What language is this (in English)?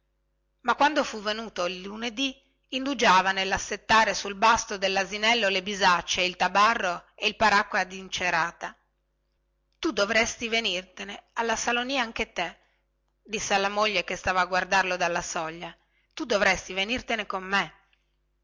Italian